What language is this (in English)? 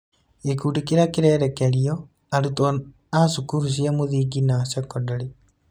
Kikuyu